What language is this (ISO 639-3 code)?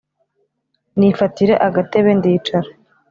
kin